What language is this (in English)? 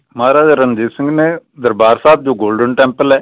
Punjabi